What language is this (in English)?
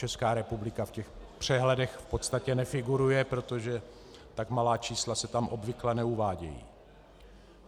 Czech